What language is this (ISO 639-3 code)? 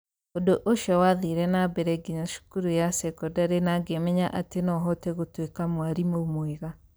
kik